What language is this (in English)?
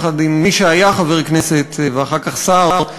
Hebrew